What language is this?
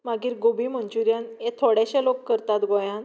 Konkani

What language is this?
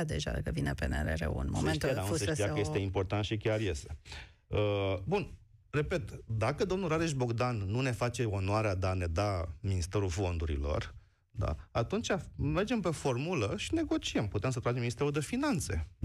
Romanian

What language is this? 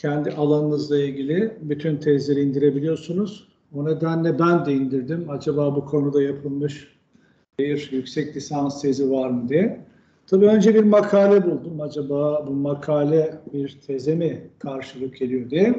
Turkish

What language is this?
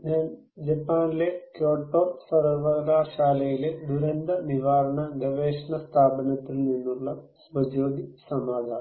Malayalam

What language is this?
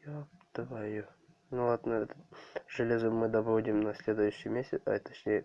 Russian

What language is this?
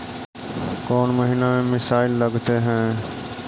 Magahi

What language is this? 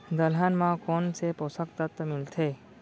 Chhattisgarhi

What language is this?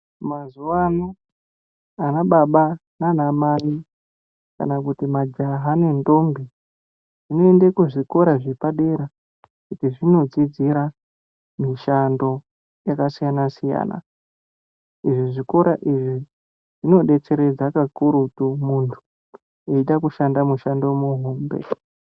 Ndau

